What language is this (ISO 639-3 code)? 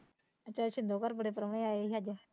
pan